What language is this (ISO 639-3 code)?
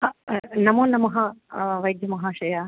san